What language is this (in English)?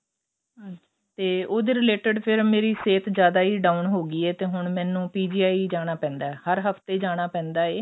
Punjabi